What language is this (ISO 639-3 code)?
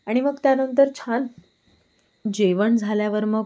mar